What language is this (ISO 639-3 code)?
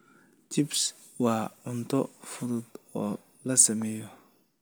som